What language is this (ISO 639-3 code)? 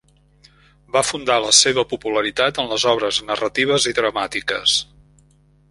cat